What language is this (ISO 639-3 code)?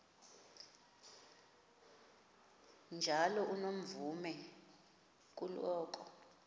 xho